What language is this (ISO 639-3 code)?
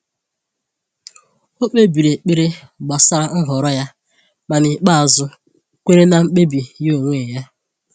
ibo